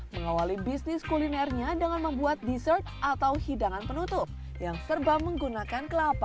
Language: Indonesian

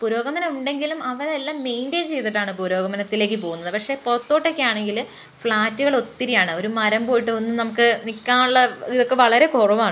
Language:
Malayalam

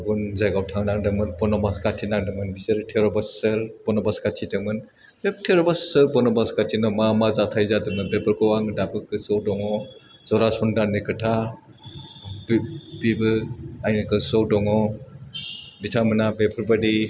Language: Bodo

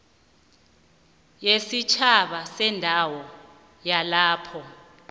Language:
South Ndebele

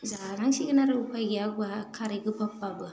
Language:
Bodo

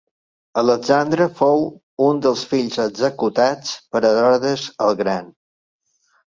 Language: Catalan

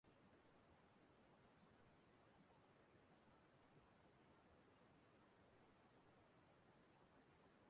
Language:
Igbo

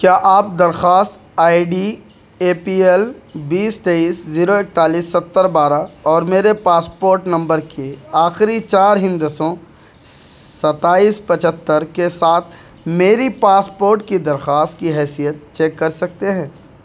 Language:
Urdu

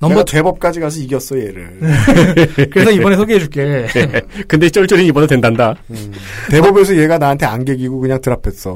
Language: Korean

